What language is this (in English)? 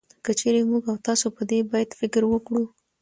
Pashto